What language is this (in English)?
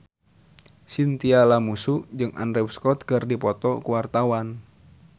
Sundanese